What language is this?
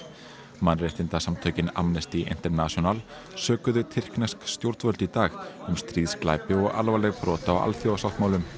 Icelandic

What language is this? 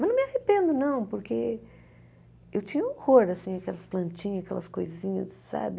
Portuguese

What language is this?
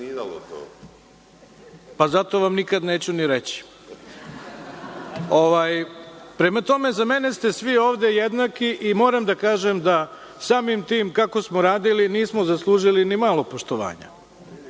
Serbian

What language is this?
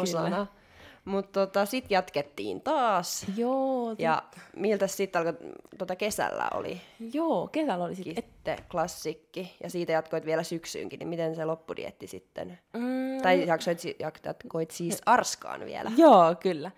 Finnish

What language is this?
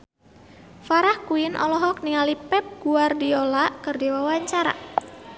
Sundanese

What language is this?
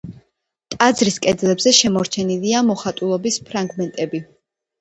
Georgian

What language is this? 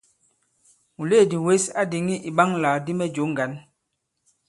Bankon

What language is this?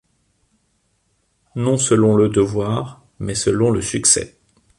French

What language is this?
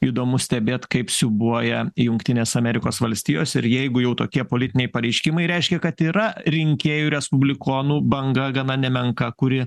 Lithuanian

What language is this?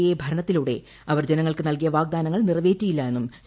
Malayalam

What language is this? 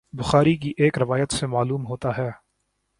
Urdu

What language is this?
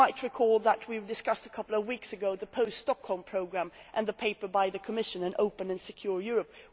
English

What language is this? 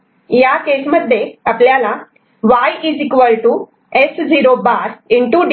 Marathi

